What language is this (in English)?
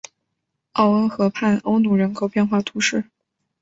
Chinese